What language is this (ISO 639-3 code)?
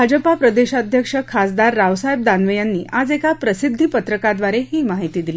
mar